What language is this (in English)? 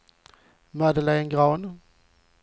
Swedish